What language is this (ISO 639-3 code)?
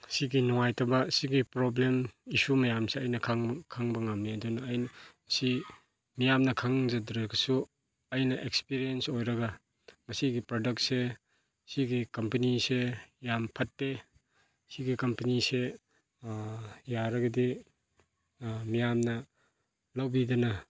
mni